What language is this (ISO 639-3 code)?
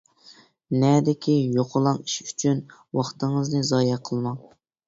uig